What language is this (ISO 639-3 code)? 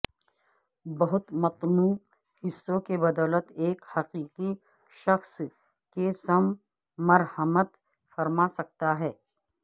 urd